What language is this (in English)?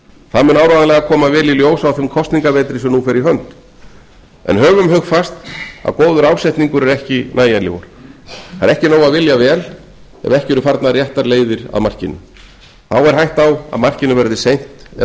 Icelandic